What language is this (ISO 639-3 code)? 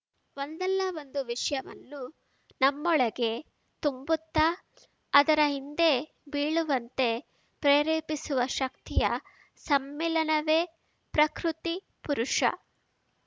kan